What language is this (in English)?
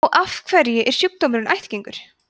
Icelandic